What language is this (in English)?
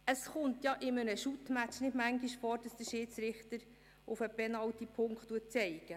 Swiss German